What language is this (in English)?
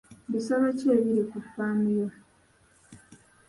Ganda